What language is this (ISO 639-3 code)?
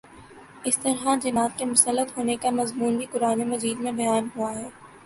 urd